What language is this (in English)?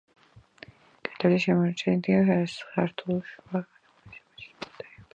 Georgian